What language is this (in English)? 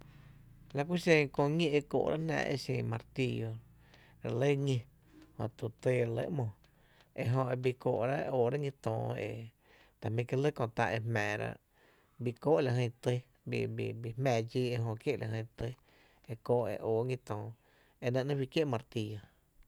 Tepinapa Chinantec